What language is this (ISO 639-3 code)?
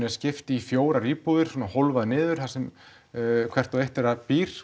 isl